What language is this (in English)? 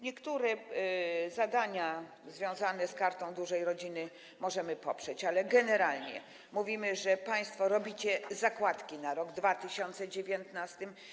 Polish